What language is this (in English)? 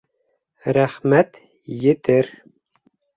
Bashkir